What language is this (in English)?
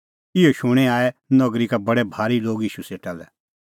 Kullu Pahari